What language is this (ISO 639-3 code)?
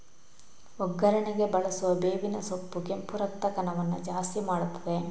kan